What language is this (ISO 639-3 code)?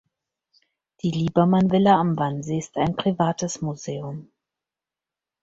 deu